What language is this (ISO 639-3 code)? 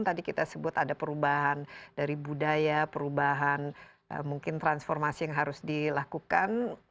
ind